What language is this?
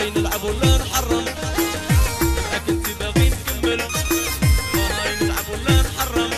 Arabic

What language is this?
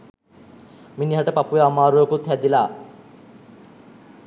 Sinhala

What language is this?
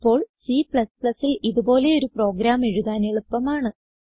Malayalam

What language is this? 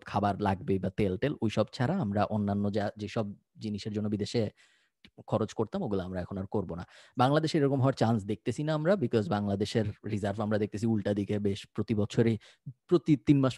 Bangla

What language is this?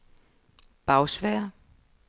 Danish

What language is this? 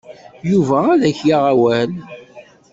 Kabyle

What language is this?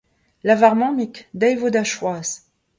Breton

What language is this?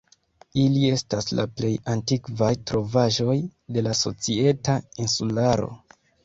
Esperanto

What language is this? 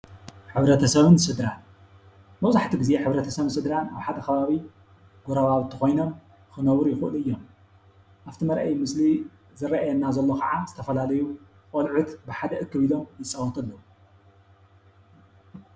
Tigrinya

